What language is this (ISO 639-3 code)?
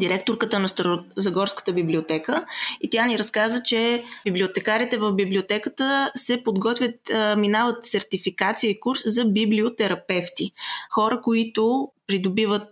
bul